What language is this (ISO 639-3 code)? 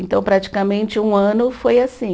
por